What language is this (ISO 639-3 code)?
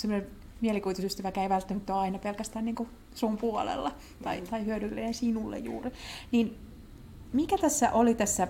fin